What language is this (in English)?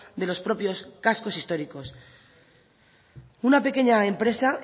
Spanish